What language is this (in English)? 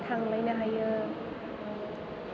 Bodo